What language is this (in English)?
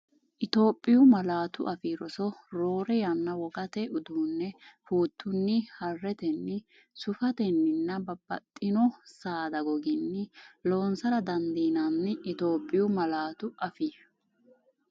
Sidamo